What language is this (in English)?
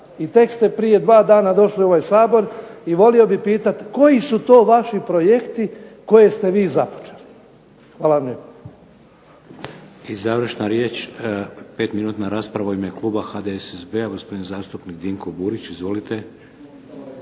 Croatian